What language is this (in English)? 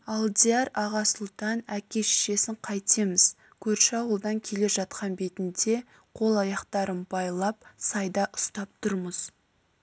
Kazakh